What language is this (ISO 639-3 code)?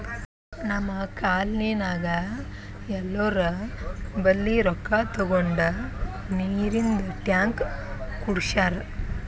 kan